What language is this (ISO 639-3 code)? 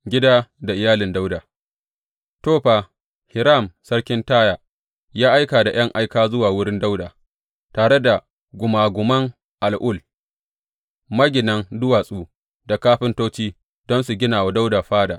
hau